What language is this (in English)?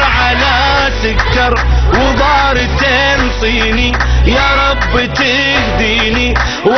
Arabic